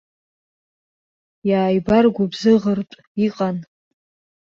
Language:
Abkhazian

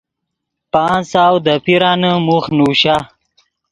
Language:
Yidgha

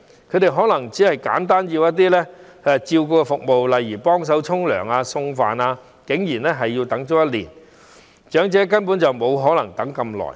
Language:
Cantonese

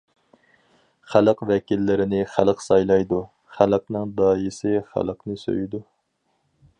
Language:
Uyghur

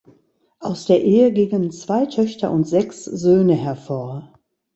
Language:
German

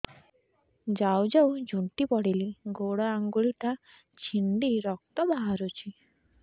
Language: Odia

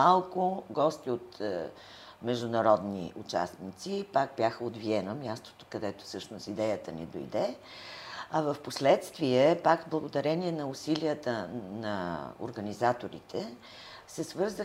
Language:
Bulgarian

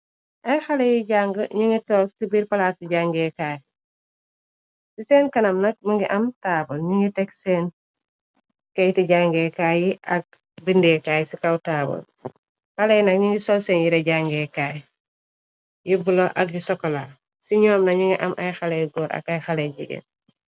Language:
Wolof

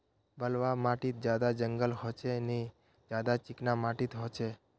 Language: Magahi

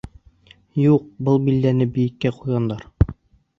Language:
Bashkir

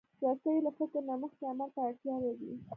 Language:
Pashto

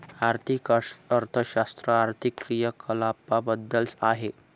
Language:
Marathi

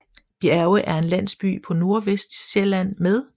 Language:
Danish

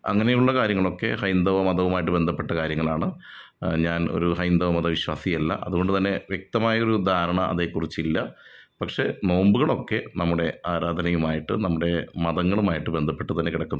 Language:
Malayalam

